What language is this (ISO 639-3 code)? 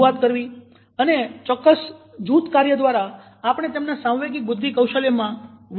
guj